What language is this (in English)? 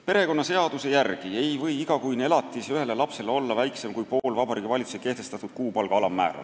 Estonian